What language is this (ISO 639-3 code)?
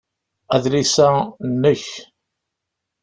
kab